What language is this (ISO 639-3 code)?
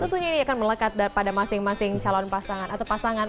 ind